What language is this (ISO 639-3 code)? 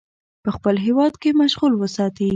pus